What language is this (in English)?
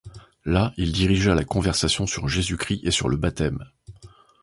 French